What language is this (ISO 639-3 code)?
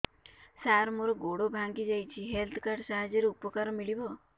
ori